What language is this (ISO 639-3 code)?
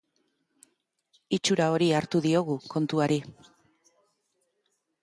eus